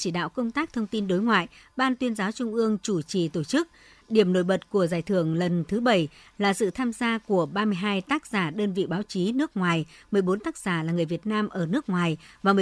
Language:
Vietnamese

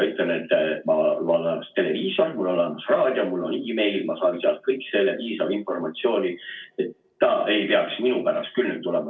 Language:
Estonian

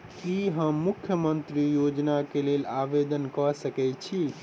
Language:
Maithili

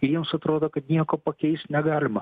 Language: Lithuanian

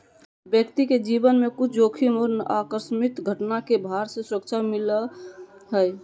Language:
Magahi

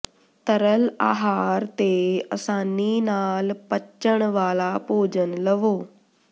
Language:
Punjabi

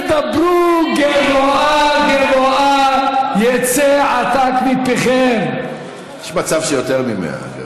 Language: Hebrew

